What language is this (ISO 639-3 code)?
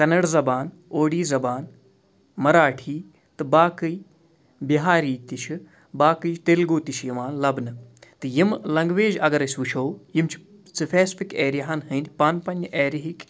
kas